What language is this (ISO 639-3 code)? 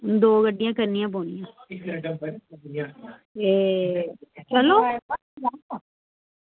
doi